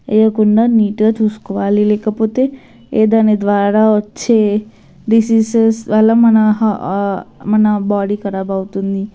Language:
Telugu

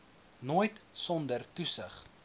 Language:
Afrikaans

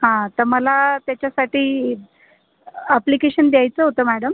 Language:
Marathi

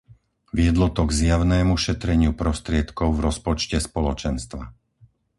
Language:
Slovak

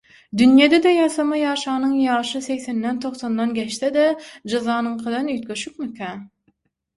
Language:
Turkmen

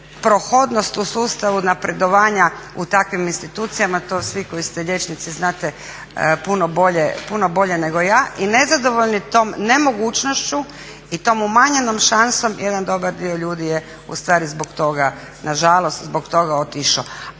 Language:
Croatian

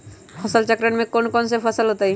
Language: Magahi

